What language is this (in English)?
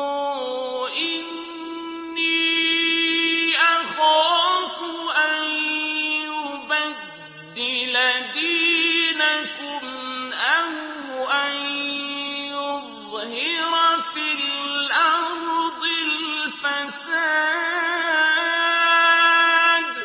Arabic